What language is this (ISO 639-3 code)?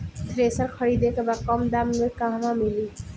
bho